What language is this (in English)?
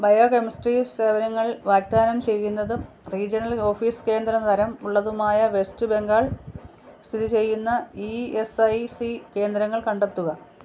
Malayalam